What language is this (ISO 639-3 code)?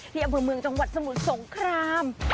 tha